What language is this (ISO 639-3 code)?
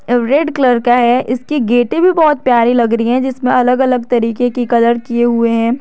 hin